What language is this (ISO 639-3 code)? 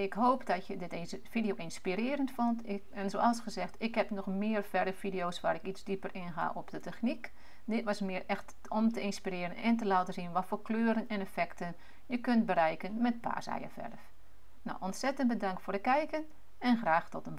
nld